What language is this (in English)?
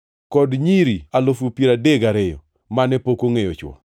Luo (Kenya and Tanzania)